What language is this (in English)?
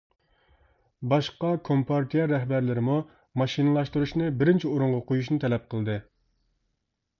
Uyghur